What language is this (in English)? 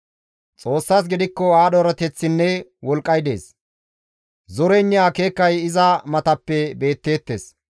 Gamo